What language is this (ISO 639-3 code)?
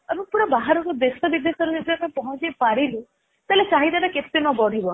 ori